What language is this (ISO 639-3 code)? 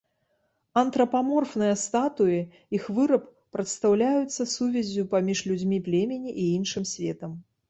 bel